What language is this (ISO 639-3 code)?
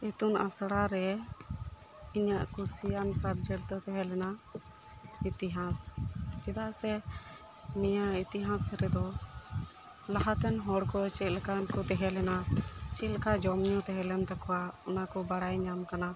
sat